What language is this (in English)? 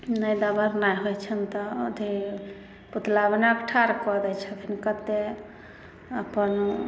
Maithili